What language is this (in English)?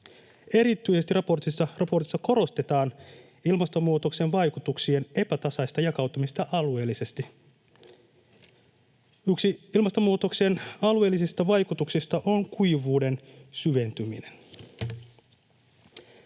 Finnish